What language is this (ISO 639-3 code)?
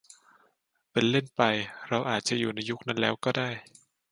tha